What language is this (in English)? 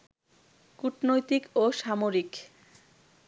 Bangla